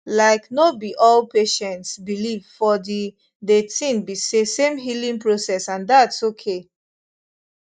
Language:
Nigerian Pidgin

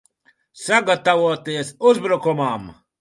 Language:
Latvian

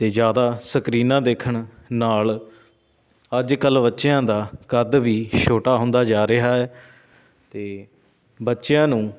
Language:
Punjabi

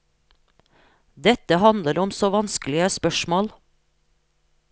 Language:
Norwegian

